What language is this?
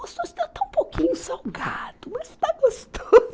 Portuguese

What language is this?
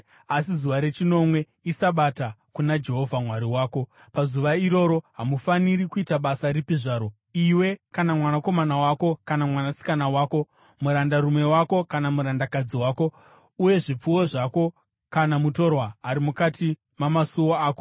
Shona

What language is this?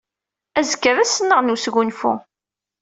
Kabyle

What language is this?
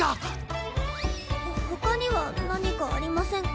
Japanese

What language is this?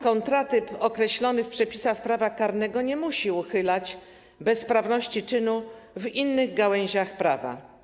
Polish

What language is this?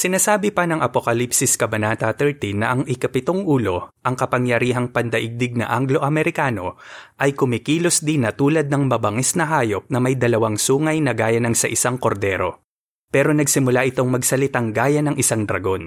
Filipino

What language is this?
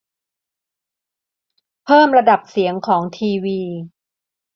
Thai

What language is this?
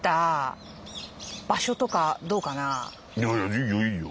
Japanese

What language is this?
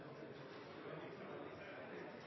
Norwegian Nynorsk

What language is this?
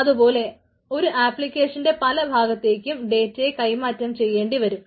Malayalam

